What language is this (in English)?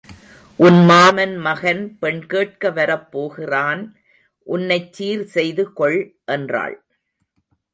Tamil